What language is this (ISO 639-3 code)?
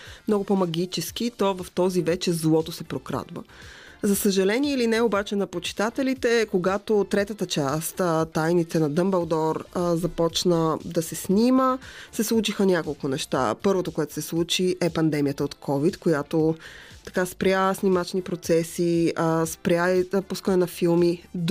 bul